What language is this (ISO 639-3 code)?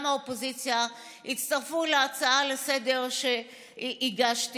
heb